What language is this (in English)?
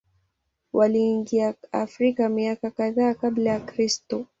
Swahili